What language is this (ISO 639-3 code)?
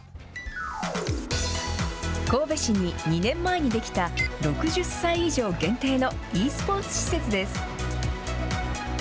jpn